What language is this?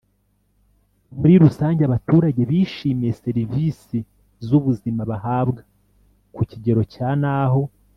Kinyarwanda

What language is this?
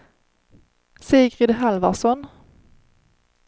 Swedish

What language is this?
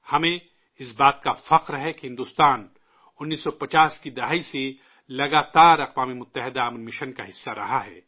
Urdu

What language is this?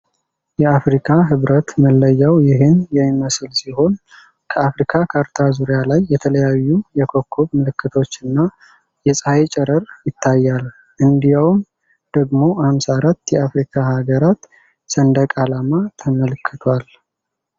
Amharic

